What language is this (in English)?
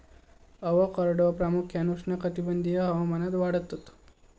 Marathi